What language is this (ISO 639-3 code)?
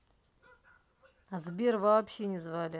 rus